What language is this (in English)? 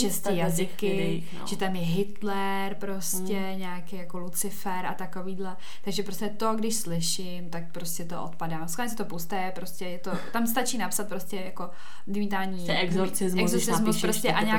Czech